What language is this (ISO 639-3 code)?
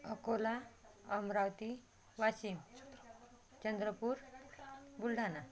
mar